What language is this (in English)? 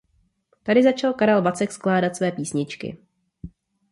Czech